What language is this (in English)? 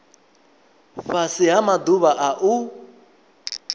Venda